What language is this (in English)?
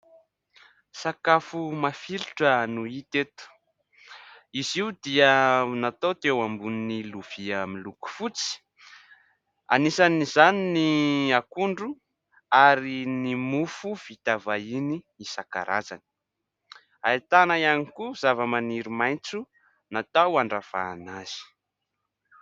Malagasy